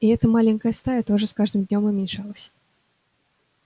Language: Russian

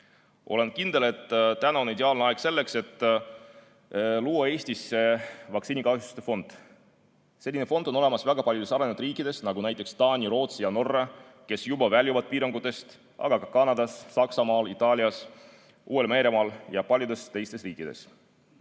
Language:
Estonian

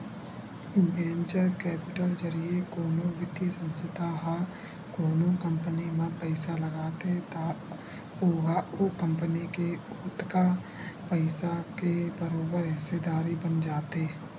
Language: Chhattisgarhi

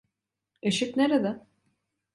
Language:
Turkish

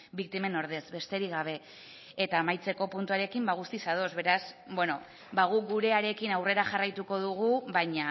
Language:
Basque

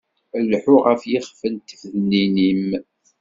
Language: Kabyle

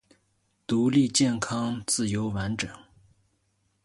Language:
Chinese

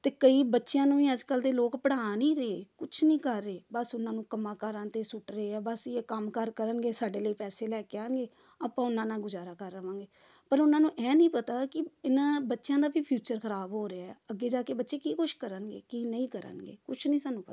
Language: Punjabi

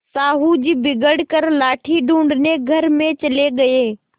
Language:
Hindi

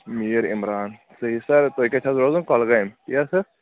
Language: Kashmiri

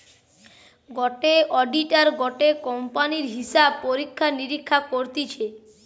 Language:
Bangla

